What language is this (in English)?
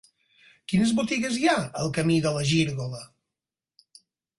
Catalan